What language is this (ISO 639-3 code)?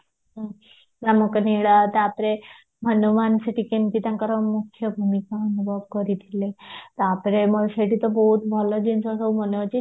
ori